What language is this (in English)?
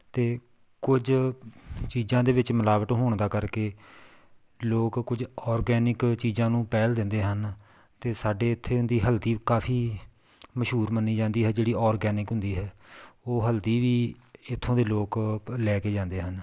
Punjabi